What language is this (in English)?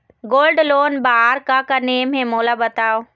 Chhattisgarhi